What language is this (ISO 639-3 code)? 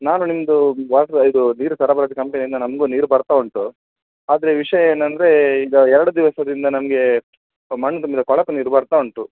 kan